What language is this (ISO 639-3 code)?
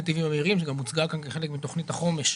heb